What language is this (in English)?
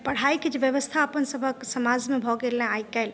Maithili